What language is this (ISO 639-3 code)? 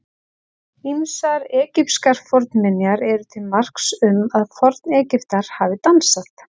isl